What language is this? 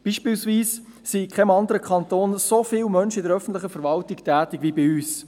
Swiss German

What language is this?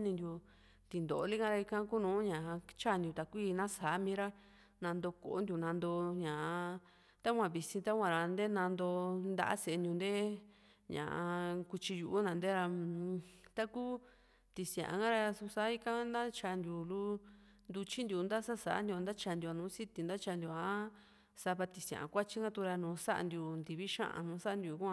Juxtlahuaca Mixtec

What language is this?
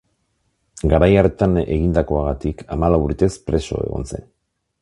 Basque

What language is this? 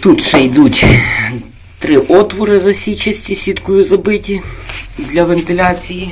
Ukrainian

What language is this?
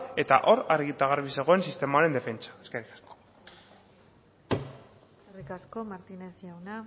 Basque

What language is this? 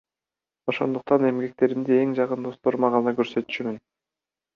Kyrgyz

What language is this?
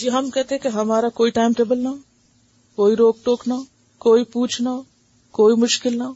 Urdu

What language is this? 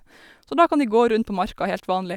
Norwegian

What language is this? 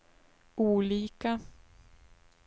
Swedish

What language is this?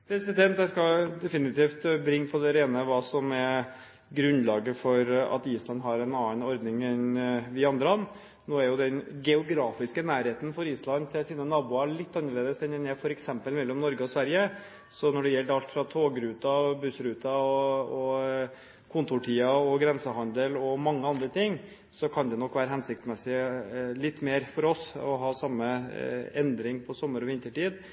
Norwegian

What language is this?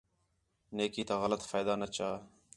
Khetrani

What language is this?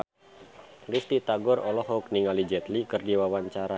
Sundanese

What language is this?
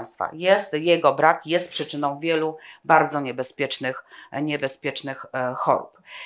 Polish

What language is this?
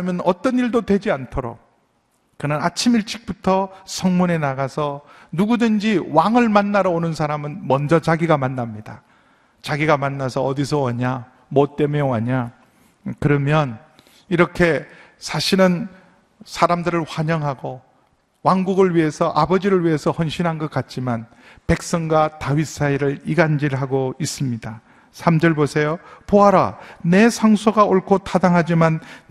Korean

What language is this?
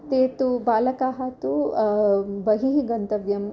Sanskrit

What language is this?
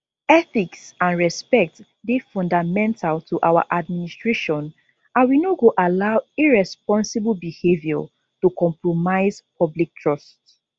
Nigerian Pidgin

